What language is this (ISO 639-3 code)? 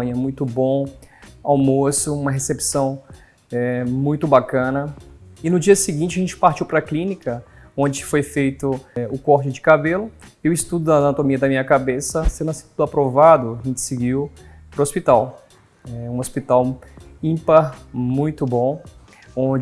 por